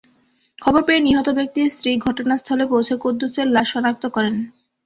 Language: Bangla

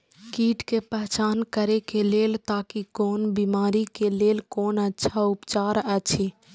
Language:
Maithili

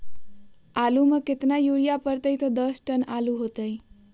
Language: Magahi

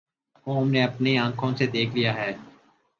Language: Urdu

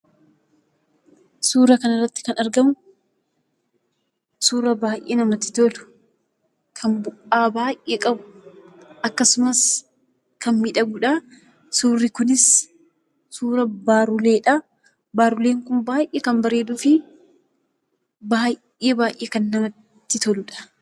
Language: Oromo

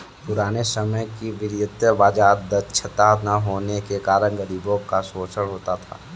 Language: Hindi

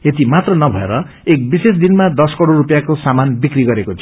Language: Nepali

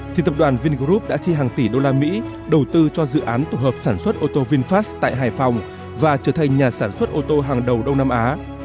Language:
Vietnamese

